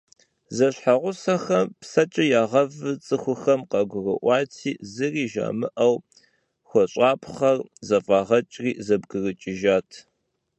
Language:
Kabardian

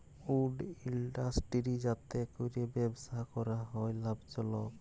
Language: Bangla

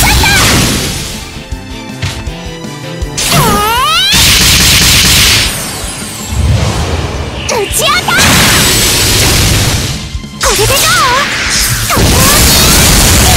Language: Japanese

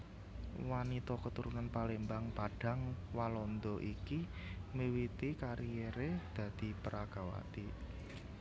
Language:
Javanese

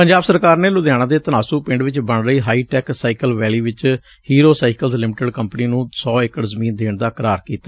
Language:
Punjabi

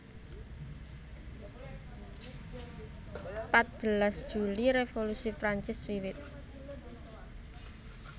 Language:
Javanese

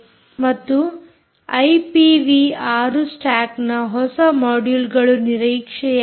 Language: Kannada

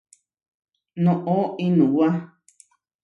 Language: Huarijio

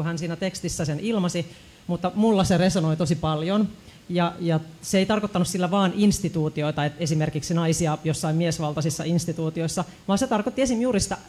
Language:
Finnish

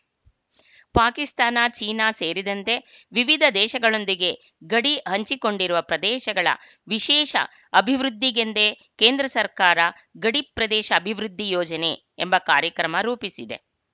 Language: Kannada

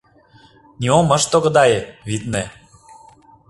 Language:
Mari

